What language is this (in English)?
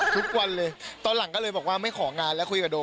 Thai